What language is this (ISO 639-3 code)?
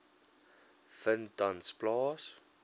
afr